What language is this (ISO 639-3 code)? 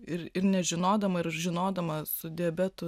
lit